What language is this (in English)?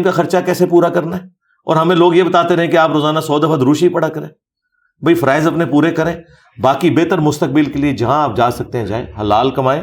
Urdu